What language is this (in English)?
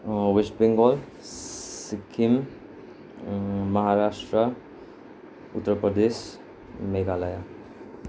Nepali